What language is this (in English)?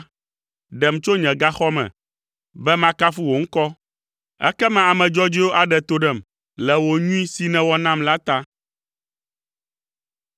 Ewe